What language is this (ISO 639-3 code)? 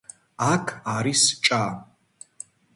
kat